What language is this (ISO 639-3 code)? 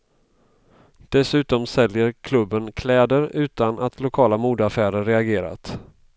swe